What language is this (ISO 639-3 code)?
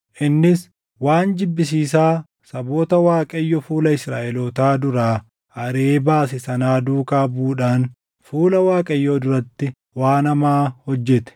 orm